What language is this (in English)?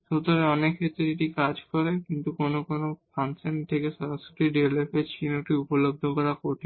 Bangla